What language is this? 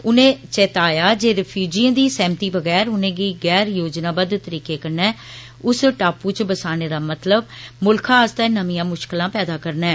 Dogri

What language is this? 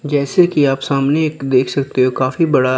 Hindi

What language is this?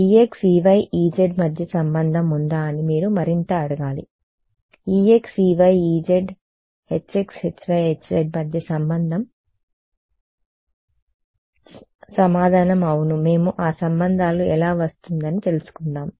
Telugu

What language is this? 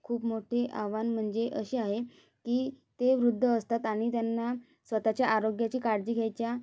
Marathi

